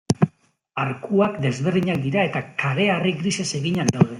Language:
Basque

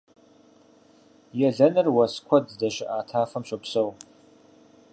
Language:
Kabardian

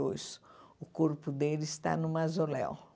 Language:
Portuguese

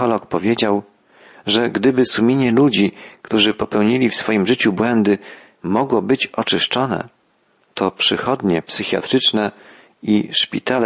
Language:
Polish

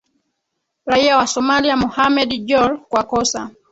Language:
Swahili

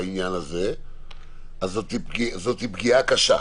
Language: Hebrew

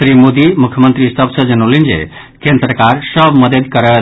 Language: Maithili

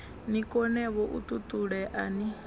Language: Venda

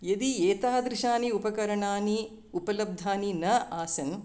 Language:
Sanskrit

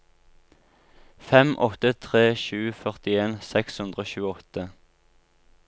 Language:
Norwegian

